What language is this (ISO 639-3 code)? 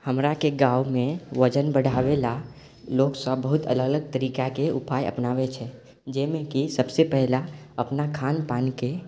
mai